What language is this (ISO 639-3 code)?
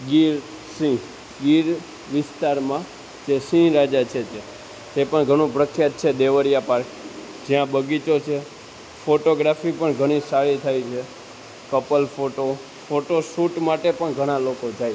guj